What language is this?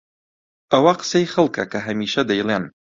Central Kurdish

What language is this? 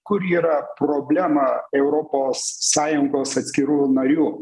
Lithuanian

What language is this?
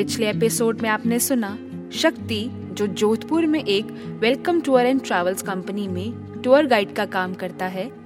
Hindi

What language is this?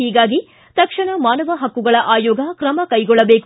Kannada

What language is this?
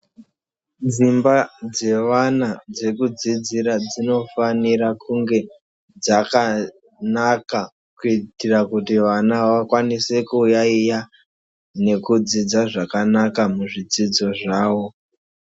Ndau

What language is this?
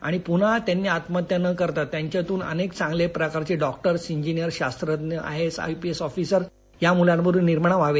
Marathi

